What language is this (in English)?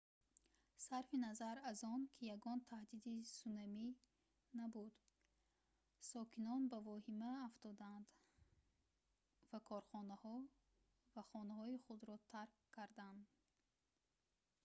Tajik